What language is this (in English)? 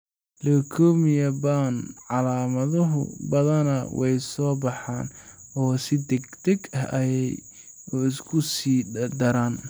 Somali